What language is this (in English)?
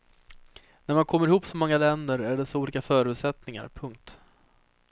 Swedish